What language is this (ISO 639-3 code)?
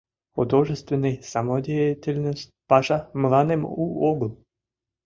chm